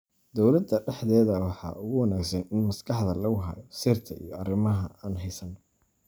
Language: Somali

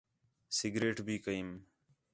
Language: Khetrani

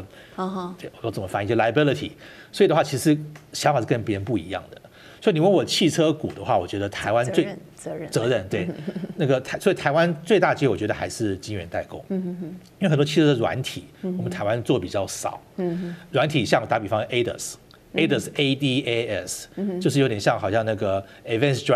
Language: Chinese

